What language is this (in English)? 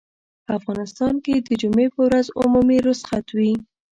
Pashto